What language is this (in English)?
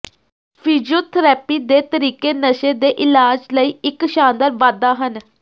Punjabi